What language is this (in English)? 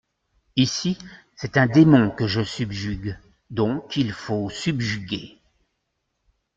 French